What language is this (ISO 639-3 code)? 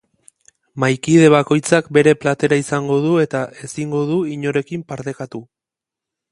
eus